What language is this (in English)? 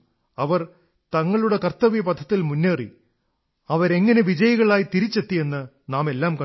Malayalam